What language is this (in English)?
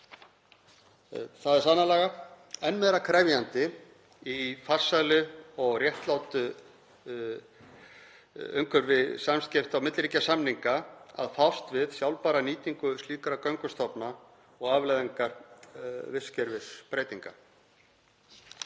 Icelandic